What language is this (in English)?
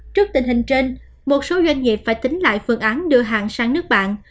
Vietnamese